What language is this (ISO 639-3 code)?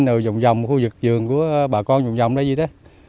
vie